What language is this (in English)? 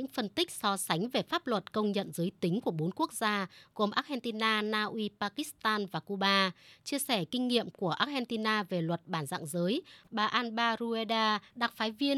Vietnamese